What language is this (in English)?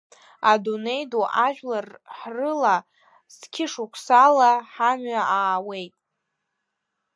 Abkhazian